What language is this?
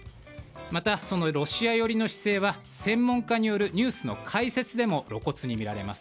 Japanese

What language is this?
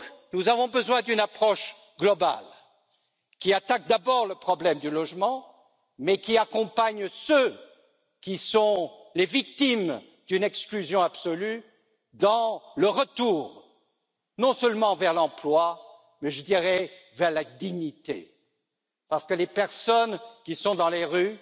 French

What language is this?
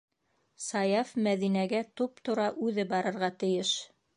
Bashkir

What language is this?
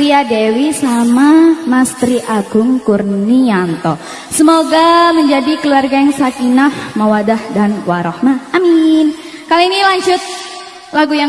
Indonesian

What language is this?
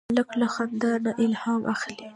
Pashto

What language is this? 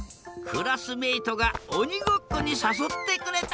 Japanese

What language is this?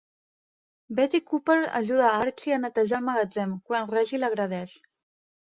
Catalan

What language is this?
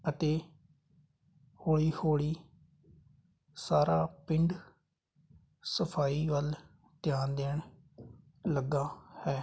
Punjabi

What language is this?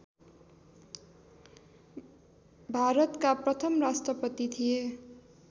Nepali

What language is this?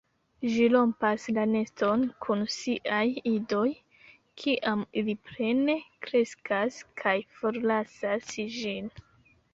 Esperanto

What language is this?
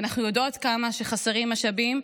Hebrew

